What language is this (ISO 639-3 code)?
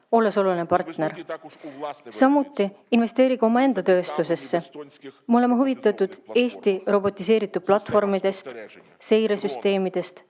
est